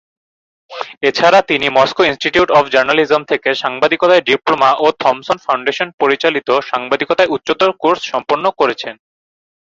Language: Bangla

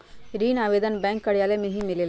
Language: Magahi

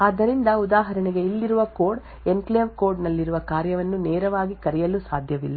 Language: Kannada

